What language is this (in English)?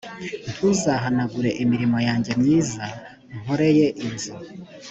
Kinyarwanda